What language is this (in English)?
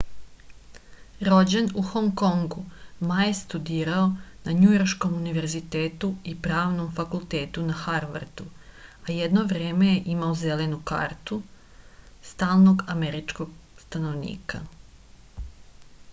Serbian